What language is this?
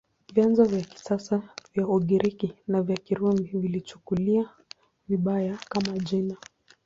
Swahili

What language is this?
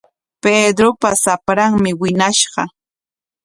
Corongo Ancash Quechua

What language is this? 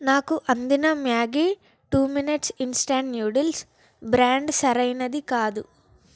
Telugu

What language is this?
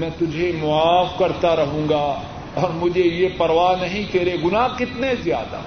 Urdu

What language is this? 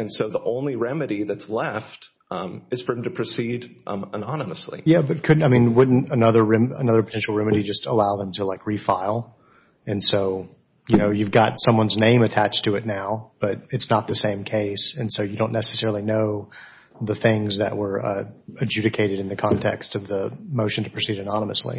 English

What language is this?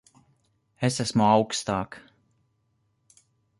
Latvian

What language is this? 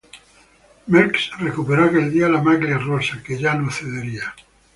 Spanish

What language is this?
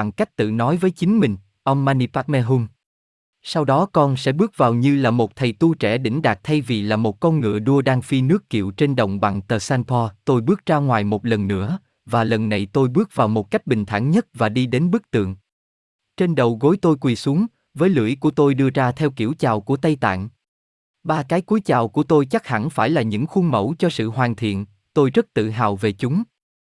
Vietnamese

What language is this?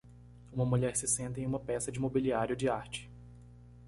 Portuguese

